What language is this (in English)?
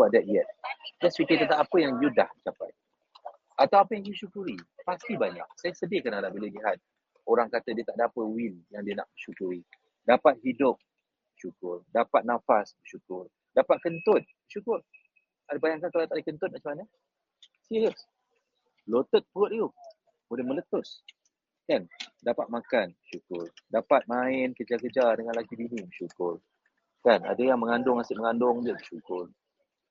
Malay